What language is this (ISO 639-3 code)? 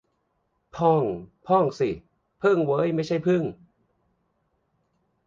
tha